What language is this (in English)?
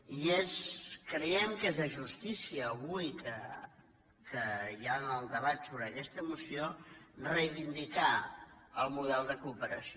Catalan